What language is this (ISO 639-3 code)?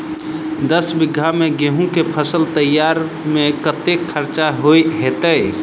mai